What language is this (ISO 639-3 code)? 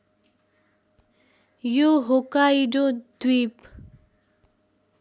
nep